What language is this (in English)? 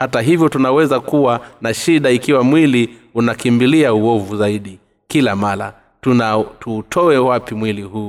Swahili